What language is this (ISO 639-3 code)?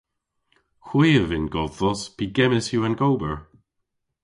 cor